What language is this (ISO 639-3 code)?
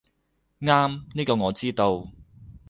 yue